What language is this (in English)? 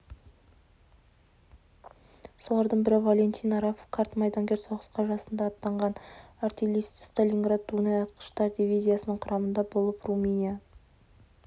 Kazakh